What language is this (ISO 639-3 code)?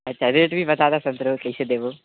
mai